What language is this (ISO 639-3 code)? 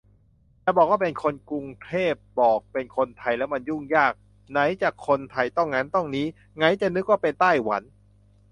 tha